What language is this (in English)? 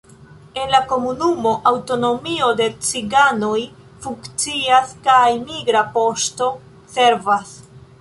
Esperanto